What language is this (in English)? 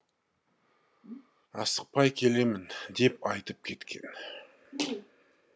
Kazakh